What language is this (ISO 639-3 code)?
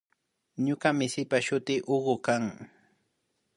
qvi